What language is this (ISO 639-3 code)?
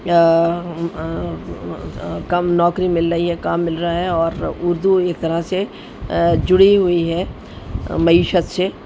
urd